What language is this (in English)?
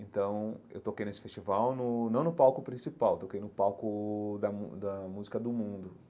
Portuguese